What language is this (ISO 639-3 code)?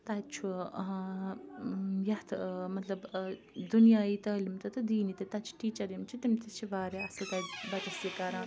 kas